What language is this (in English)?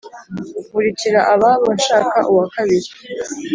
Kinyarwanda